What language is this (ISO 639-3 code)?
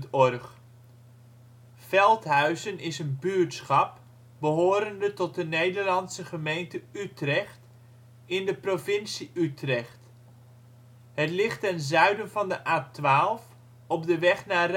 nld